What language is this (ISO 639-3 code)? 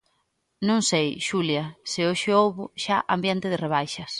glg